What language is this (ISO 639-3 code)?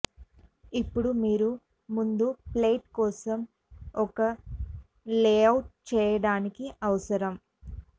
tel